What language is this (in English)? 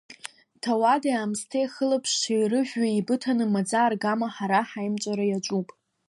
Abkhazian